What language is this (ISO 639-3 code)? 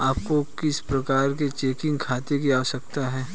hin